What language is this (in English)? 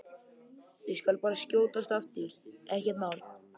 Icelandic